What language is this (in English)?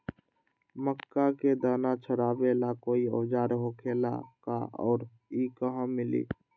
Magahi